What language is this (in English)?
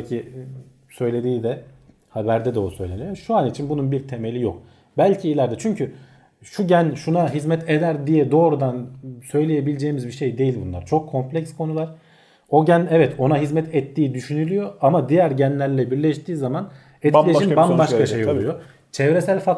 Turkish